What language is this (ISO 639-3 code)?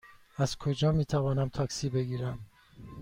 fas